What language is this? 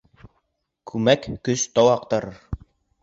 Bashkir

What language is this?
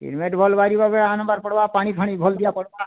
Odia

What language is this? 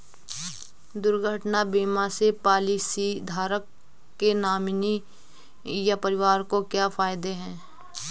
Hindi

